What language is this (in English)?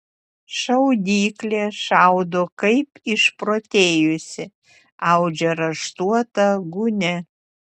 Lithuanian